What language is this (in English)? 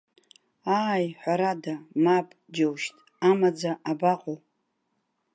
Abkhazian